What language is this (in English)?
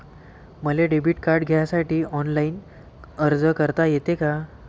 Marathi